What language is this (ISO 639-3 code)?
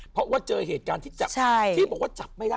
tha